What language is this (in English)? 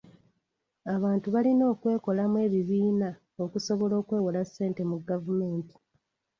Ganda